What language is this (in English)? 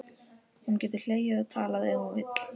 Icelandic